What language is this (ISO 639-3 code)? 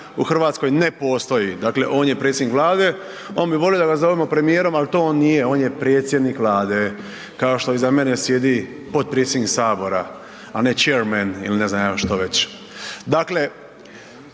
hrv